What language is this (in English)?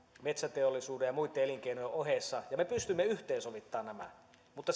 Finnish